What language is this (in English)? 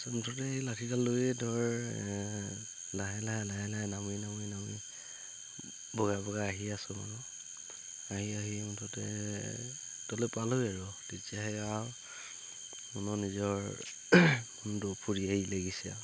Assamese